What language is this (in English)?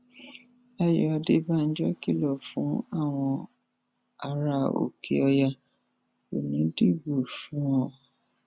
Yoruba